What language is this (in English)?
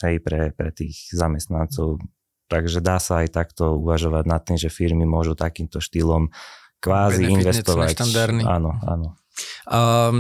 Slovak